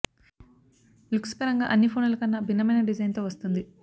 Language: Telugu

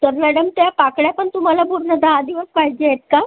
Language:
Marathi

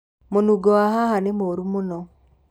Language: Kikuyu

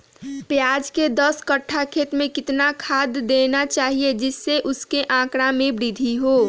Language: Magahi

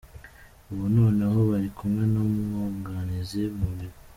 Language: Kinyarwanda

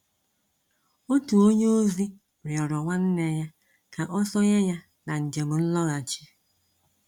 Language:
Igbo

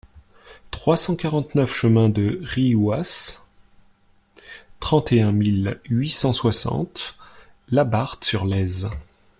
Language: French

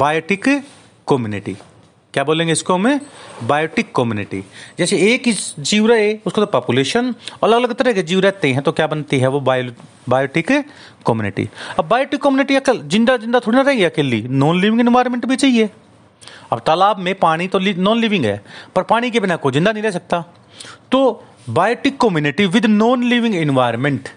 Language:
Hindi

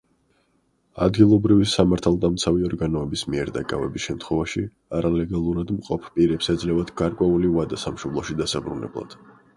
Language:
Georgian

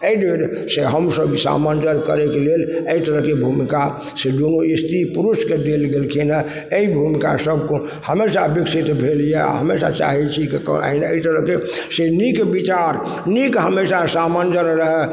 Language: Maithili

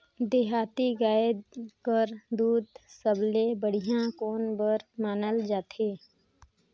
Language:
Chhattisgarhi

